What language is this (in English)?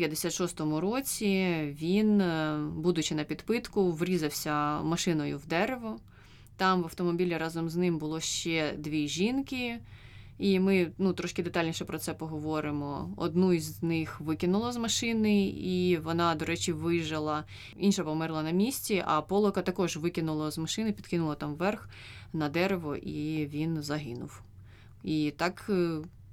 Ukrainian